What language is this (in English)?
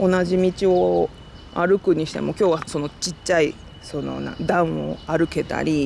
Japanese